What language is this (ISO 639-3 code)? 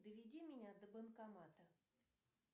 rus